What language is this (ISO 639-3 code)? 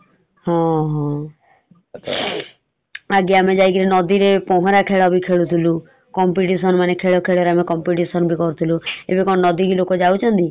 ori